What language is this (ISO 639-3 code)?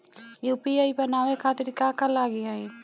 bho